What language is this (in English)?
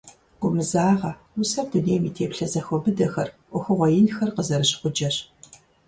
Kabardian